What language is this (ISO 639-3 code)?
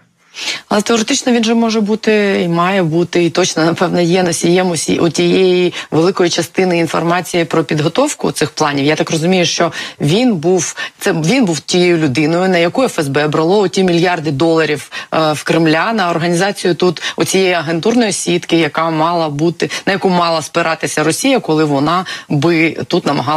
ukr